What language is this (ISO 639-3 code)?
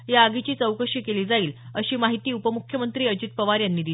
mar